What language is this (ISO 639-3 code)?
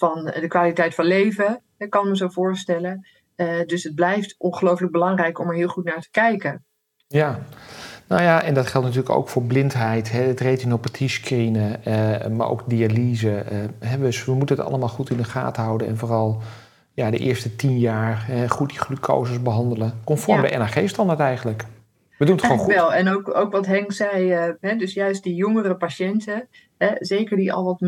nld